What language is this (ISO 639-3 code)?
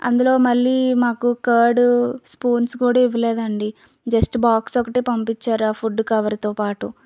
tel